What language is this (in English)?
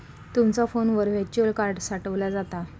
Marathi